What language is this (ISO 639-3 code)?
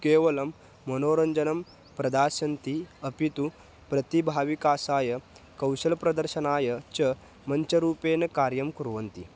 san